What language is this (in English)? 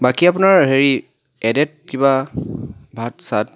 Assamese